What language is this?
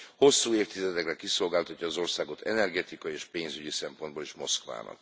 Hungarian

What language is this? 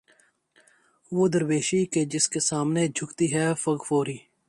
Urdu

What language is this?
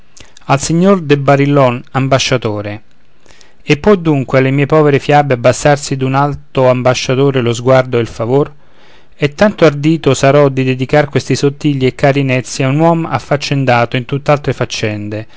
Italian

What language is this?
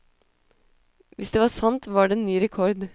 Norwegian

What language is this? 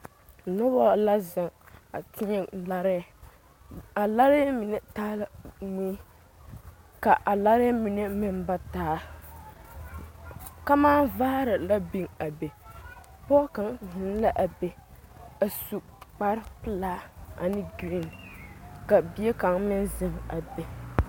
Southern Dagaare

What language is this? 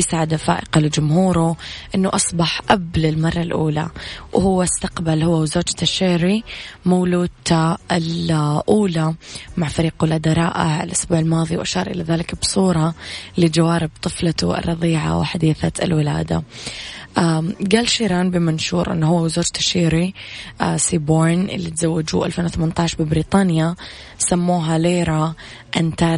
Arabic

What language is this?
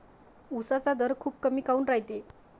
Marathi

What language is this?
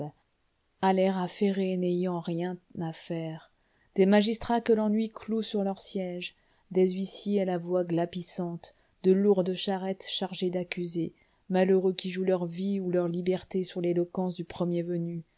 French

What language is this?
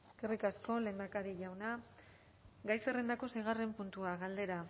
Basque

